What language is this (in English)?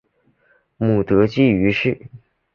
Chinese